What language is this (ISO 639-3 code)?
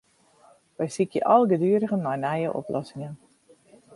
fry